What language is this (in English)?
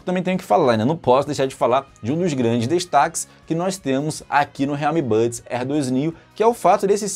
Portuguese